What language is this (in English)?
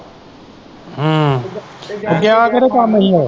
Punjabi